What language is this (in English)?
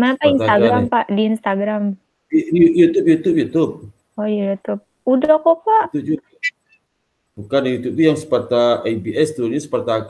Indonesian